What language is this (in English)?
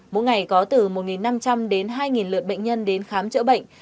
Vietnamese